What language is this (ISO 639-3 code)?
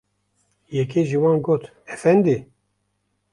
kur